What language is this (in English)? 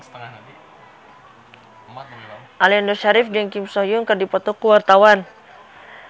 Sundanese